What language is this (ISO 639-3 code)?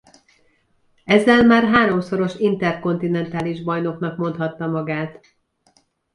hun